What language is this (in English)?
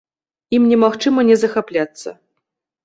Belarusian